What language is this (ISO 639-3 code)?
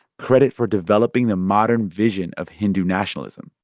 eng